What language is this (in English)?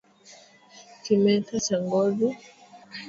Swahili